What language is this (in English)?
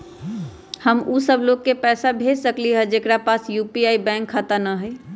Magahi